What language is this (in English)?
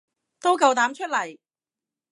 Cantonese